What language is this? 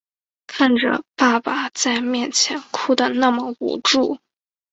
Chinese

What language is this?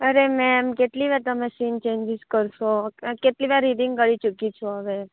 Gujarati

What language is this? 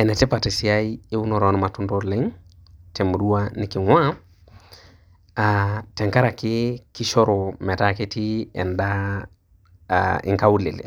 Masai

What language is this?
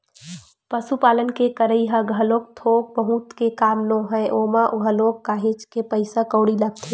Chhattisgarhi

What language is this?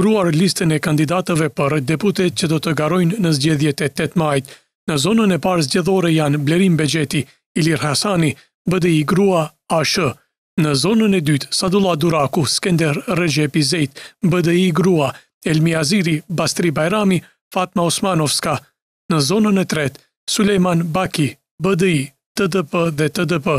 Romanian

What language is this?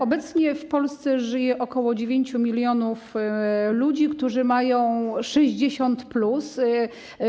Polish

